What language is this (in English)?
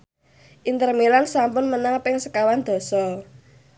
Javanese